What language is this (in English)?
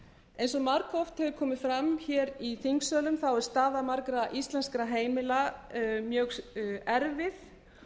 Icelandic